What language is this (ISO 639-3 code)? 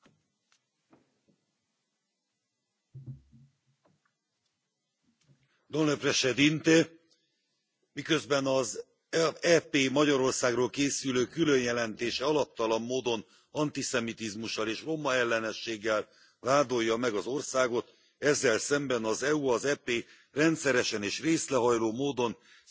hun